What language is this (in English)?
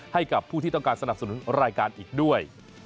Thai